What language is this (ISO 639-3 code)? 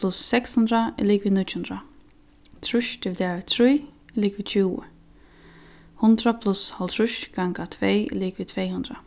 fao